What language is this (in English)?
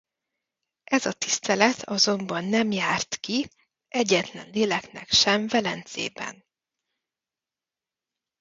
Hungarian